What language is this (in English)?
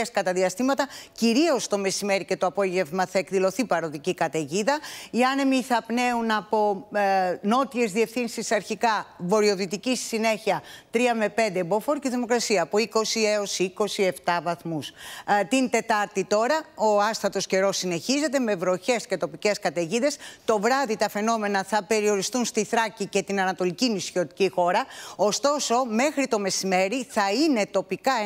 Greek